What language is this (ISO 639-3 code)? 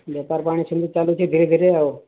ori